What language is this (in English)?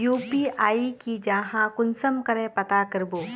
Magahi